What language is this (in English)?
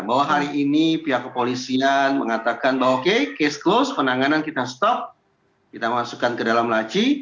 Indonesian